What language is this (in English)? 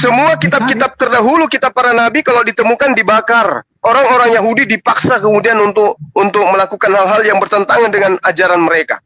Indonesian